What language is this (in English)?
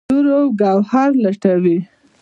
Pashto